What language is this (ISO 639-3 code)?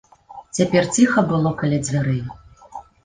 bel